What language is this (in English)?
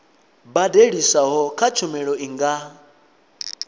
Venda